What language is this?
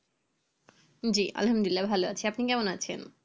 Bangla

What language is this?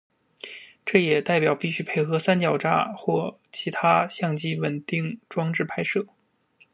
Chinese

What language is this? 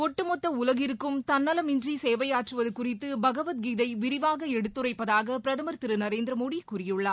Tamil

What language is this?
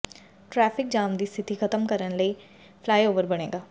Punjabi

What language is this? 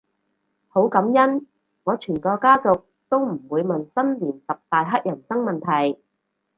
Cantonese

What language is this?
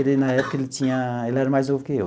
Portuguese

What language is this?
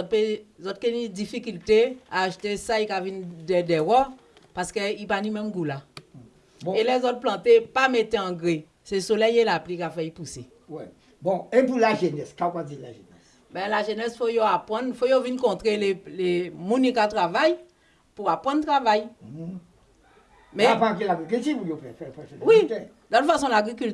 French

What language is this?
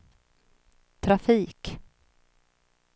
Swedish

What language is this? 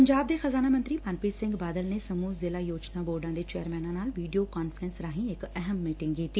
Punjabi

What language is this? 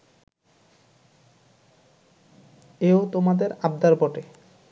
Bangla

